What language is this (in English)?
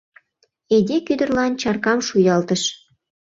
Mari